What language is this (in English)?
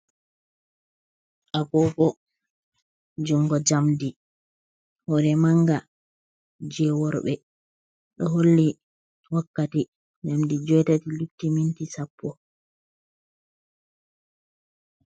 Fula